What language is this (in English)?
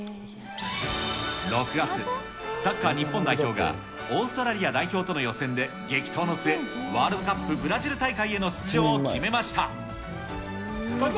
Japanese